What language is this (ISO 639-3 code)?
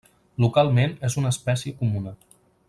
cat